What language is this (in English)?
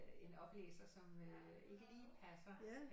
Danish